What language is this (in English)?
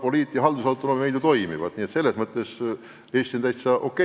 Estonian